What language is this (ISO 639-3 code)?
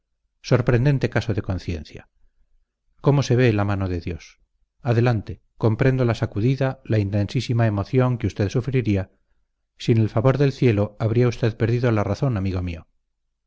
spa